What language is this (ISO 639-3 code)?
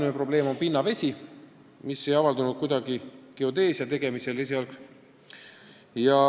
est